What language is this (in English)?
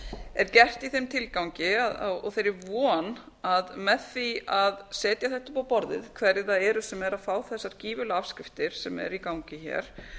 Icelandic